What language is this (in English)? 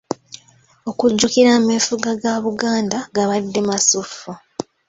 Ganda